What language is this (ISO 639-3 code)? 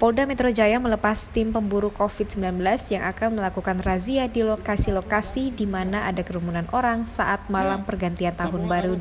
ind